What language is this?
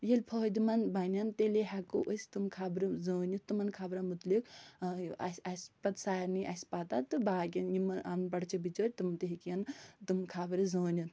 Kashmiri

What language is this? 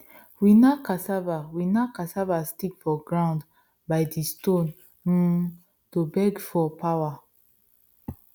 Nigerian Pidgin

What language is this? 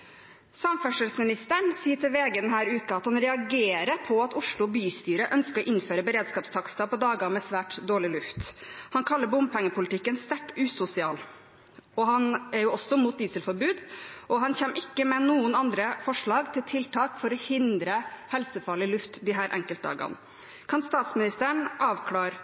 Norwegian Bokmål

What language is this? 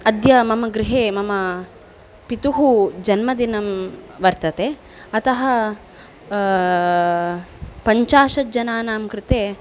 Sanskrit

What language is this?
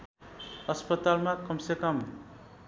Nepali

